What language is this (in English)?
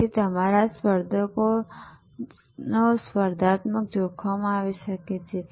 Gujarati